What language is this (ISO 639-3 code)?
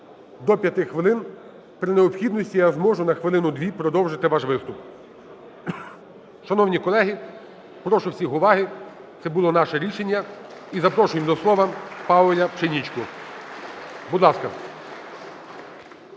ukr